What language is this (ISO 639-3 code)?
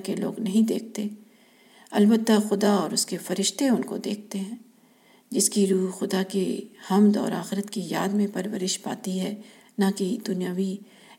urd